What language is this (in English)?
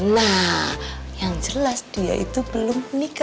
Indonesian